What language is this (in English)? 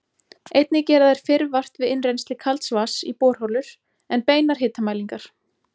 Icelandic